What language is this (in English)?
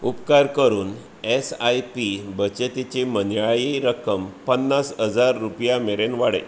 Konkani